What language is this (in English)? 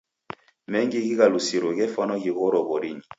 Taita